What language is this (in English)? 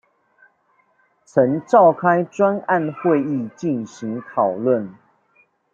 Chinese